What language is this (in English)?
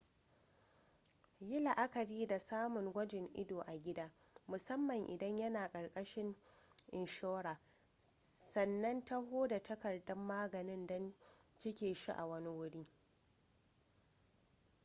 Hausa